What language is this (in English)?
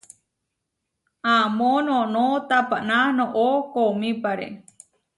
Huarijio